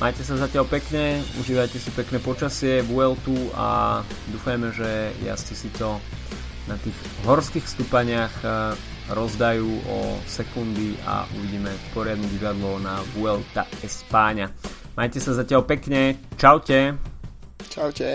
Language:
Slovak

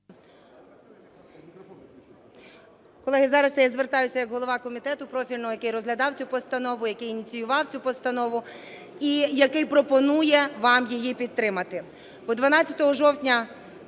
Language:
Ukrainian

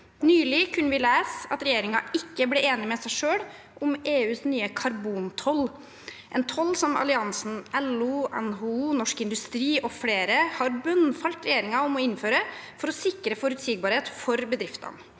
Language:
Norwegian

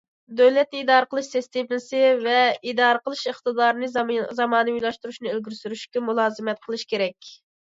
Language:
Uyghur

